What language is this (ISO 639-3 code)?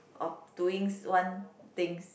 eng